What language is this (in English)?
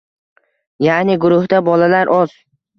Uzbek